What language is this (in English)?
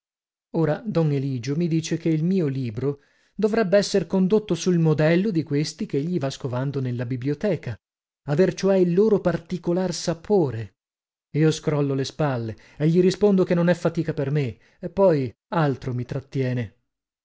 Italian